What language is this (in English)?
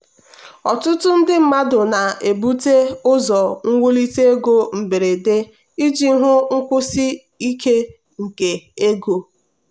Igbo